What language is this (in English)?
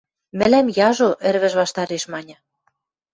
Western Mari